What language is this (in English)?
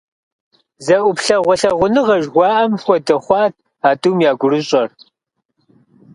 Kabardian